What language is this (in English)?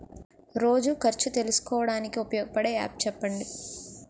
Telugu